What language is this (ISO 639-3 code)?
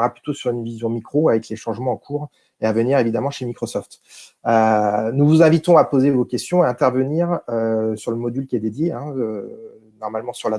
fra